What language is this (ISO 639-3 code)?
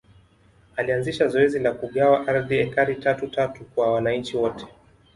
swa